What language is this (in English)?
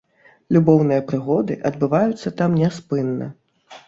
Belarusian